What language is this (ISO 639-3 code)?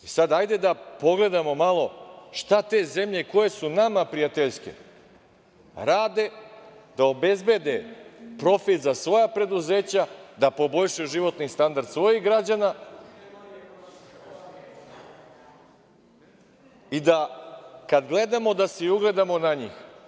srp